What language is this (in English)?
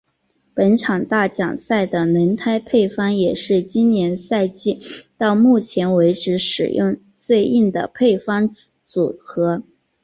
Chinese